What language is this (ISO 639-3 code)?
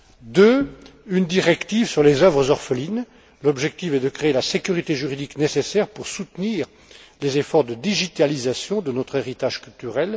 fra